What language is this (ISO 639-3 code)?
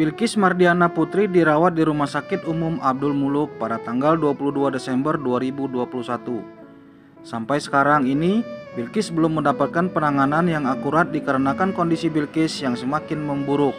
ind